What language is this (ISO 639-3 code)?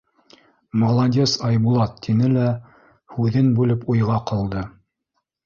bak